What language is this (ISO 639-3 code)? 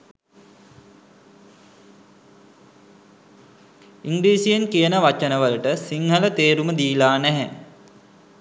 sin